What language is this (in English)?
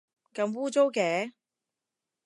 Cantonese